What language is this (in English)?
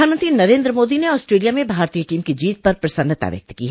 Hindi